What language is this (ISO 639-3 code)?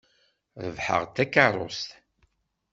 kab